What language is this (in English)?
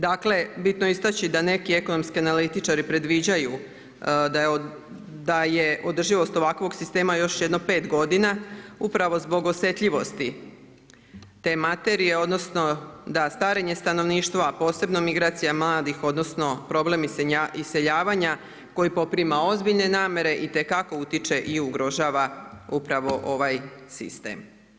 Croatian